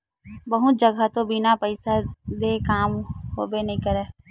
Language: Chhattisgarhi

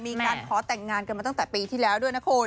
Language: Thai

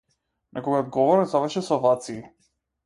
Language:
Macedonian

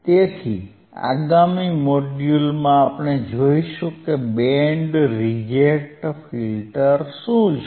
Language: Gujarati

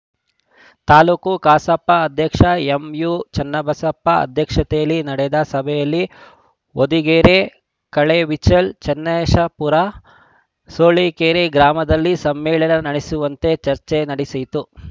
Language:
Kannada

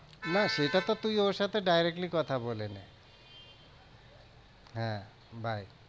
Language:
Bangla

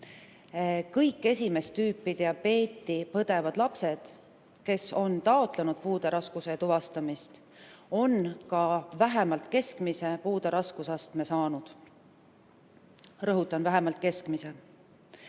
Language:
Estonian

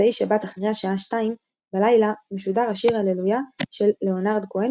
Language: Hebrew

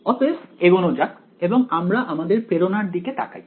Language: Bangla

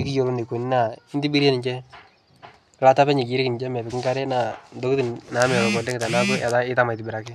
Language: Masai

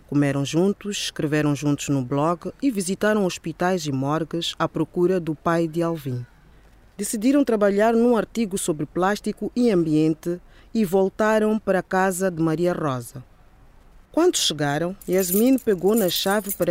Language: Portuguese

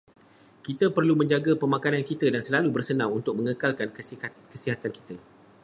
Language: Malay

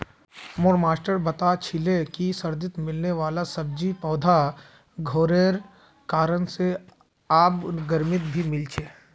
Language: Magahi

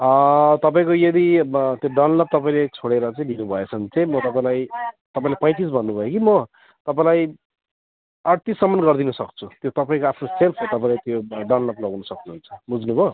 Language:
Nepali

